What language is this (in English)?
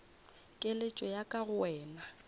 Northern Sotho